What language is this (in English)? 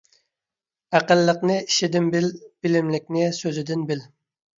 Uyghur